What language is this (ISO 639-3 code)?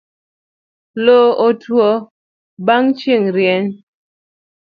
luo